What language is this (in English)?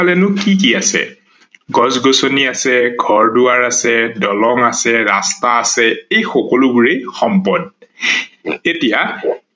Assamese